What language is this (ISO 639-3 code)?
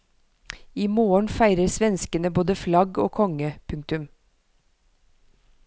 nor